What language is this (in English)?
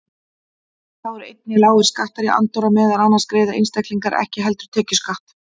Icelandic